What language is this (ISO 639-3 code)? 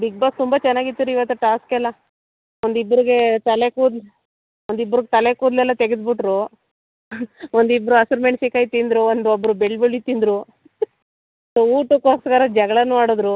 kan